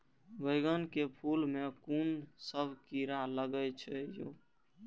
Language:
Maithili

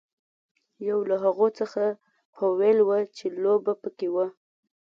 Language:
Pashto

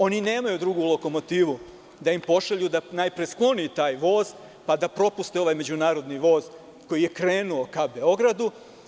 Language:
Serbian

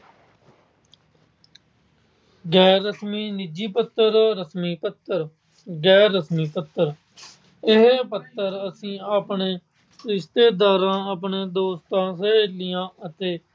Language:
Punjabi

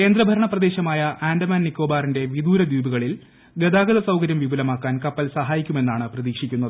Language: Malayalam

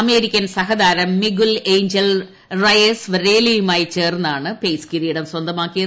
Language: Malayalam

